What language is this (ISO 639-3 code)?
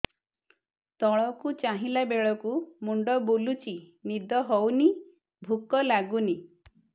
ori